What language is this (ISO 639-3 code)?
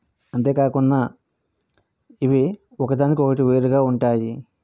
tel